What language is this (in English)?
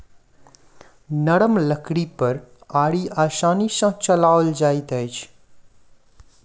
Maithili